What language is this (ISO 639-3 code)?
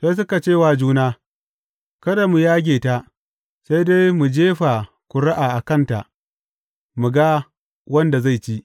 hau